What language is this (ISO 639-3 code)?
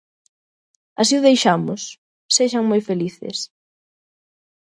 glg